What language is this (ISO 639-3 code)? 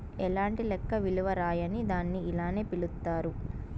tel